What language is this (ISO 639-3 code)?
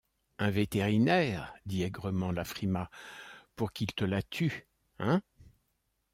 fra